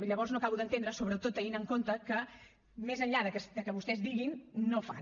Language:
Catalan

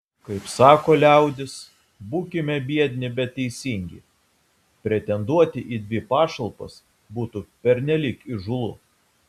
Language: Lithuanian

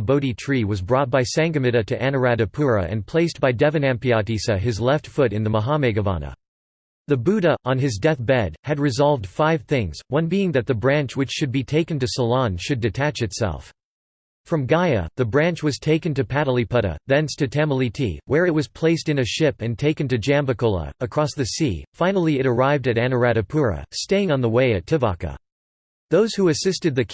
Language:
English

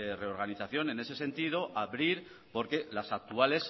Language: Spanish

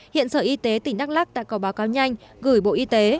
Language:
Vietnamese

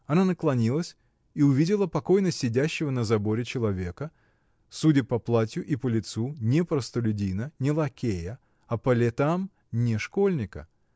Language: Russian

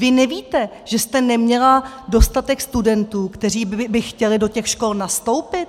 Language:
Czech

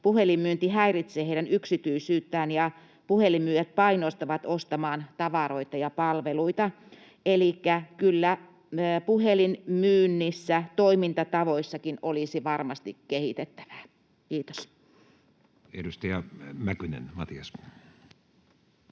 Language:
Finnish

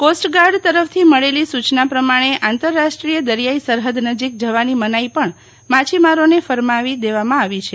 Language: Gujarati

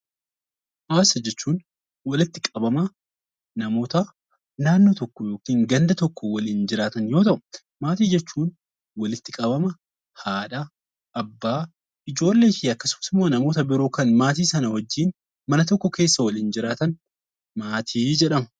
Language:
Oromo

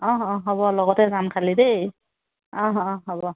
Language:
Assamese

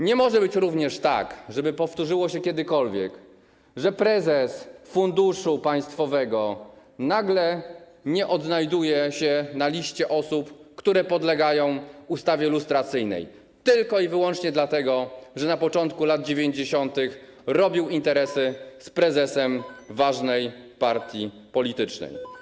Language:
Polish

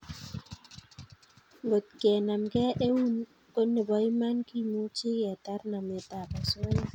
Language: Kalenjin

